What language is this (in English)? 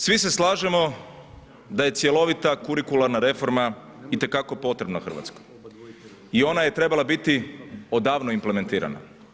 Croatian